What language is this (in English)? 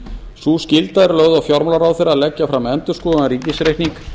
Icelandic